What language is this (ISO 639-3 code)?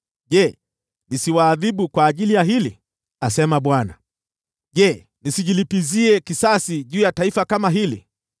swa